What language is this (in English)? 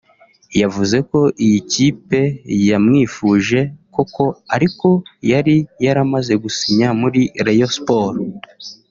Kinyarwanda